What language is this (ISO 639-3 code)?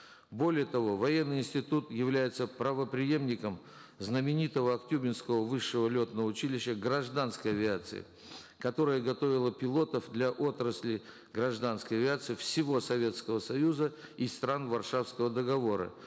kaz